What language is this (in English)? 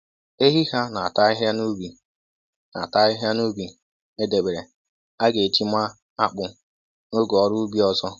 Igbo